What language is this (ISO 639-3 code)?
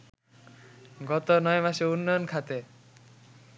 ben